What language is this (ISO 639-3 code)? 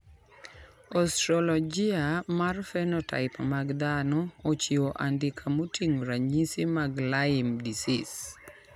luo